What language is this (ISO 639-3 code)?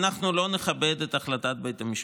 heb